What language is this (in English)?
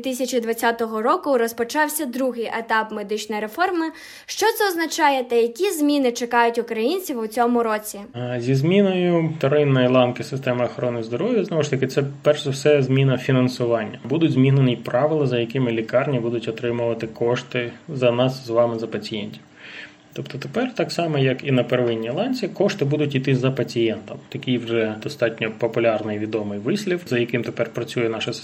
Ukrainian